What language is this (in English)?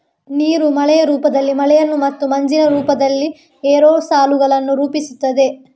Kannada